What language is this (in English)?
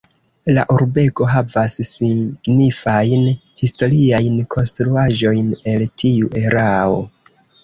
Esperanto